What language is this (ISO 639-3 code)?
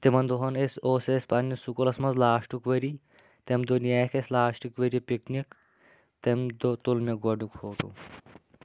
kas